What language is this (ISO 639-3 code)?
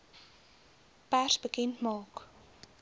afr